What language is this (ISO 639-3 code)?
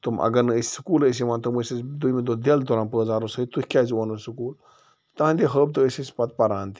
kas